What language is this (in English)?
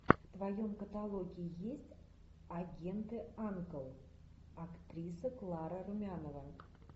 Russian